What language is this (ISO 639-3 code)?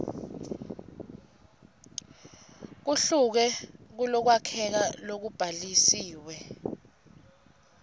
ssw